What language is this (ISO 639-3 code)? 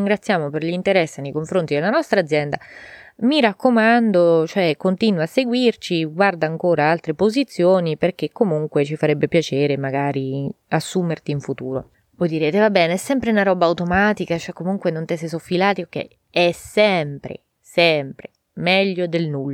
ita